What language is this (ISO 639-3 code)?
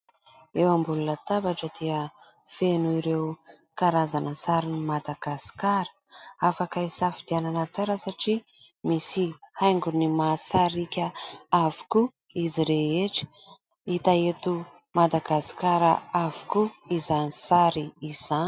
mlg